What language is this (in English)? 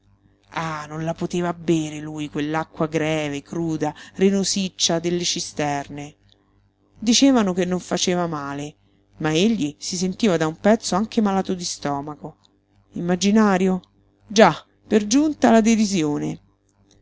Italian